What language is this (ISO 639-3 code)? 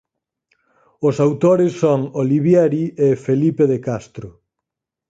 glg